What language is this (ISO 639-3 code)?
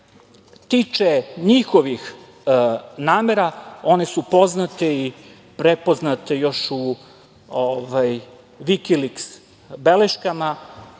srp